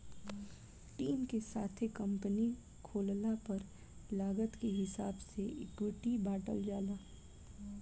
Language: Bhojpuri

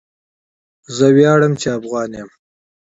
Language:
Pashto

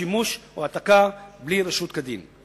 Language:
Hebrew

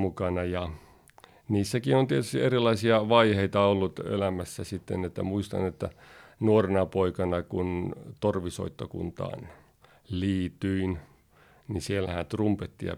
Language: Finnish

